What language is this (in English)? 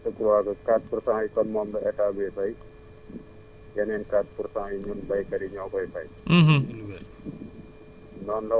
Wolof